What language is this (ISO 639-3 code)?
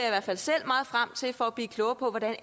dan